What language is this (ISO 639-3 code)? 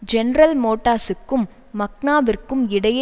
tam